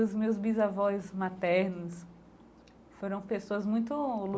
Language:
Portuguese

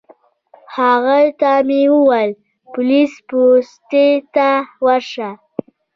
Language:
Pashto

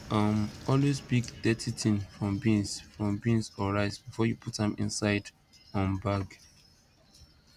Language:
Nigerian Pidgin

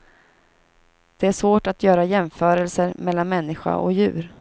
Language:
Swedish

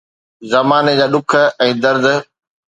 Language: Sindhi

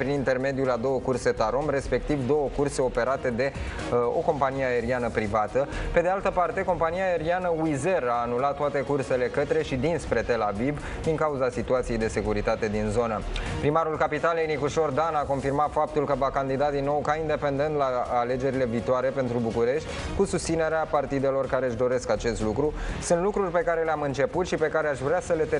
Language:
Romanian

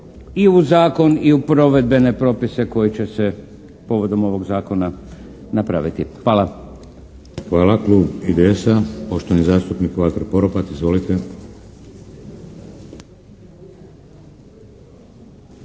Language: Croatian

